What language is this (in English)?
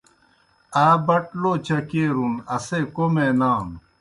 Kohistani Shina